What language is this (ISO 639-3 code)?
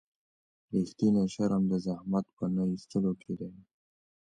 pus